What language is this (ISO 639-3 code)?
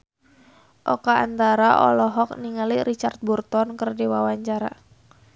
sun